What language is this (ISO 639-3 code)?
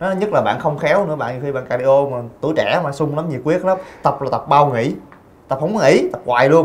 vie